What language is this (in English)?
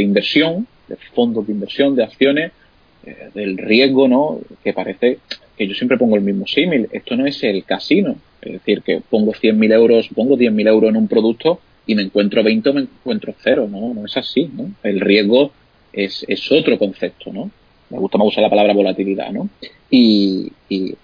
Spanish